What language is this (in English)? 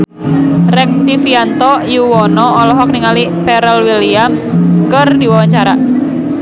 Sundanese